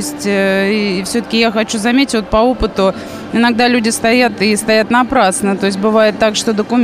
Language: Russian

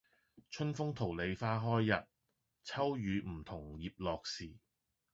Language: Cantonese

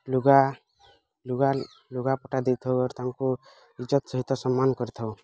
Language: Odia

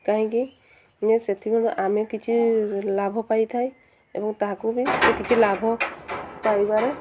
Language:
Odia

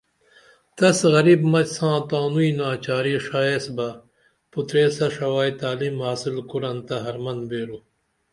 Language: Dameli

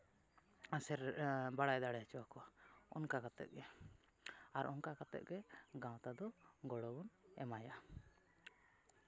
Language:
Santali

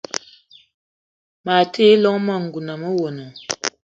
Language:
Eton (Cameroon)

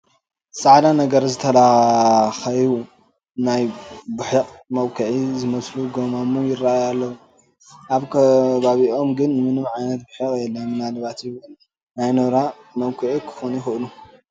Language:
Tigrinya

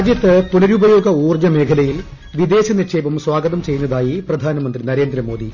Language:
Malayalam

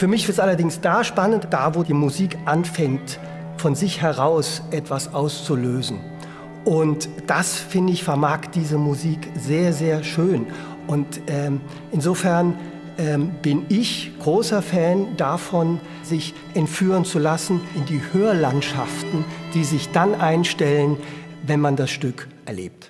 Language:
German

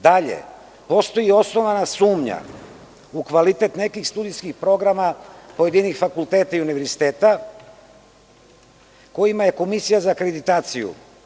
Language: Serbian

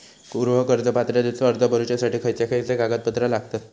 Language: Marathi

